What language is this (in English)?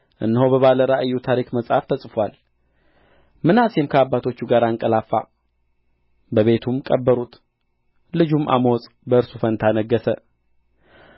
Amharic